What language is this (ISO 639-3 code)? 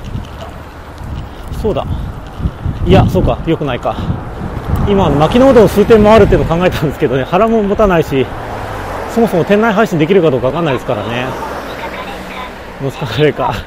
jpn